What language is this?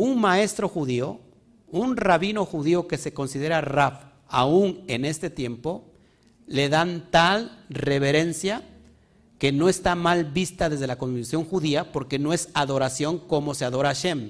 Spanish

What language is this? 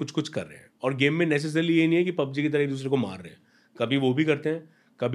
Hindi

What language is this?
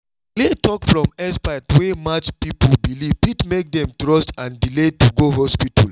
Nigerian Pidgin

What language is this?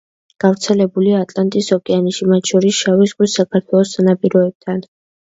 Georgian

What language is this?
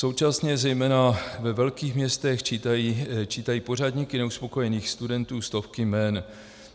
Czech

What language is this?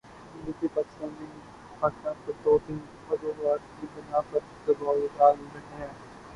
Urdu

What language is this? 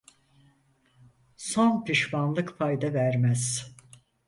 Turkish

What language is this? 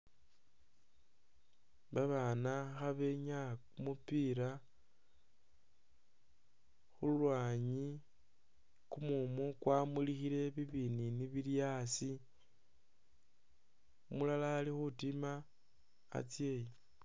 Masaaba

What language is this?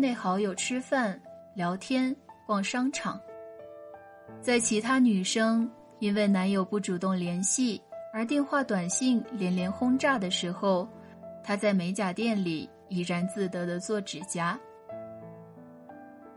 Chinese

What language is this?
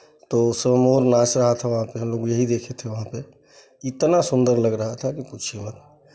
Hindi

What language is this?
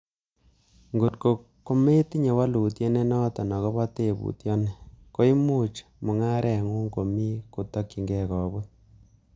Kalenjin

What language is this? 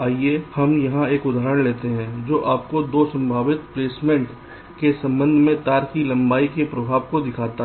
Hindi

